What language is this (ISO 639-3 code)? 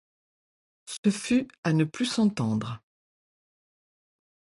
fra